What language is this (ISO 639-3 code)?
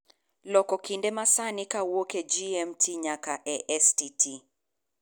luo